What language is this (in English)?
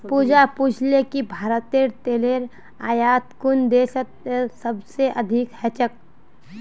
Magahi